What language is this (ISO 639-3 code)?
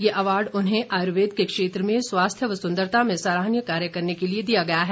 hin